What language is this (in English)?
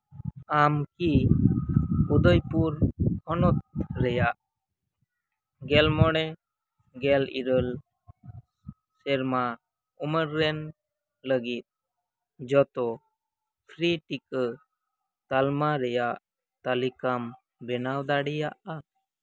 Santali